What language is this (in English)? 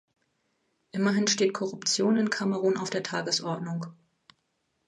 German